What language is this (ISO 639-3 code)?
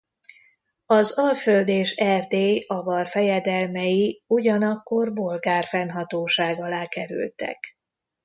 hun